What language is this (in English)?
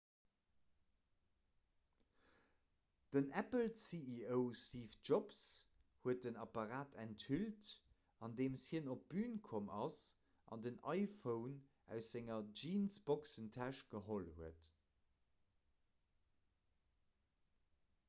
Luxembourgish